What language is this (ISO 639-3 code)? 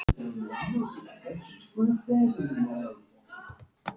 isl